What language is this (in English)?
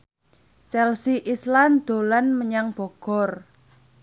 Javanese